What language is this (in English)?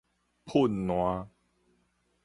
Min Nan Chinese